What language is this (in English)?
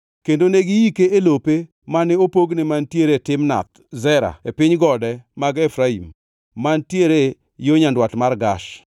Luo (Kenya and Tanzania)